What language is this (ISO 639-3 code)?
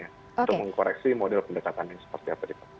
ind